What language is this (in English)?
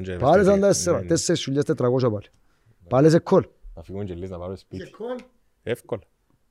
Greek